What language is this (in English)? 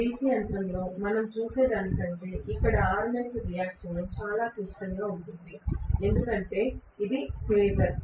Telugu